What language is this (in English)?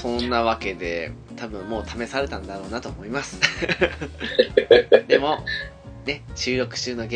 Japanese